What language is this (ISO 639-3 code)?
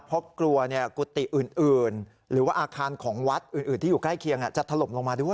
tha